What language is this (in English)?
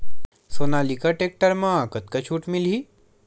Chhattisgarhi